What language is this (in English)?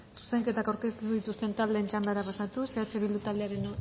Basque